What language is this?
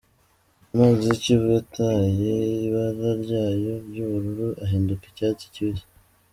Kinyarwanda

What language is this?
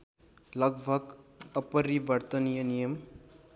Nepali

